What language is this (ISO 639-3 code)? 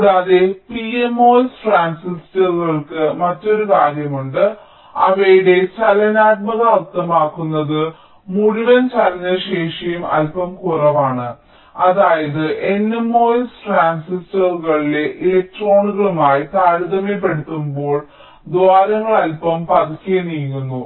mal